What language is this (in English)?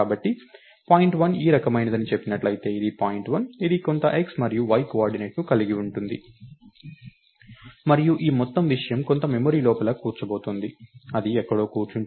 Telugu